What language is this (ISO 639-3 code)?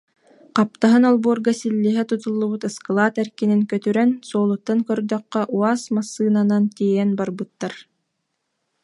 sah